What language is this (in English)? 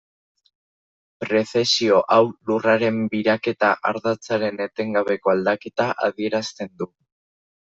Basque